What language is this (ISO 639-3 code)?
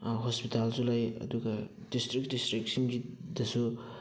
mni